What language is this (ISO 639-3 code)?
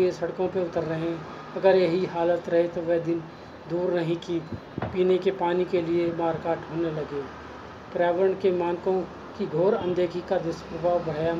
hin